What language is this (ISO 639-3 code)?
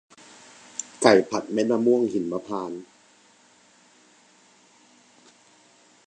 tha